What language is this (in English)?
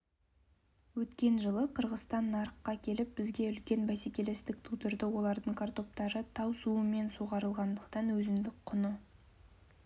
Kazakh